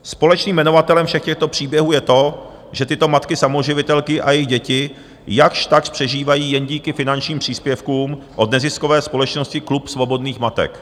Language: Czech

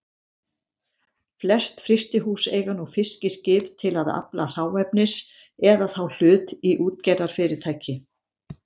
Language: Icelandic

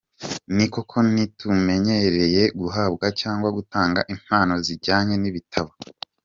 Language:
Kinyarwanda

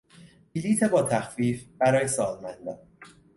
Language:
Persian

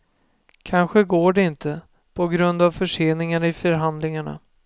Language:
Swedish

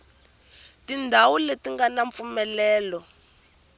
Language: Tsonga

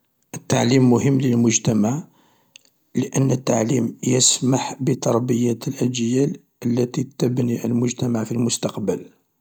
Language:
Algerian Arabic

